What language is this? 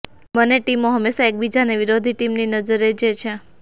Gujarati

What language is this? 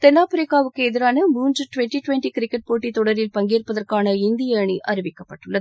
Tamil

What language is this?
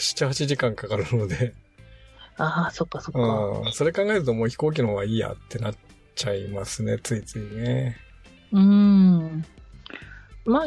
Japanese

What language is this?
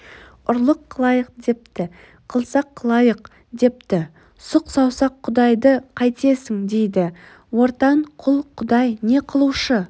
Kazakh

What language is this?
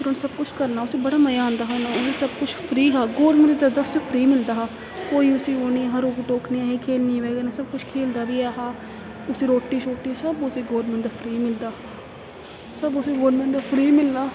Dogri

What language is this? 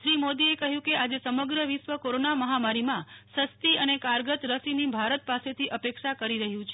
Gujarati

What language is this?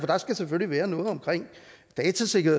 Danish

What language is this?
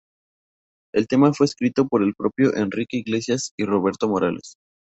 Spanish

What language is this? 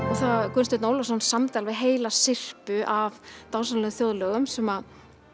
Icelandic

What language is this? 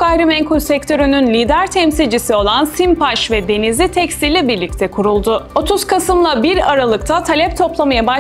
Turkish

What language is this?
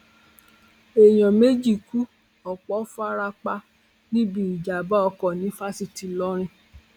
Yoruba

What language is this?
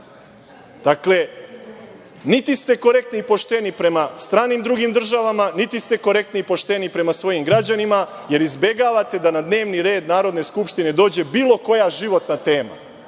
Serbian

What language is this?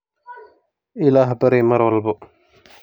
Somali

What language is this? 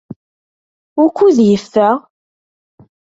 Kabyle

